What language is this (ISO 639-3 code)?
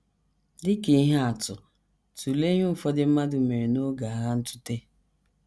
ibo